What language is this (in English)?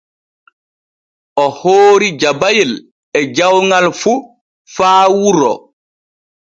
Borgu Fulfulde